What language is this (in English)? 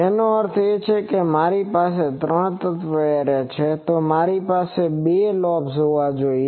Gujarati